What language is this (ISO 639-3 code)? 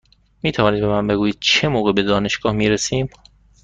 fas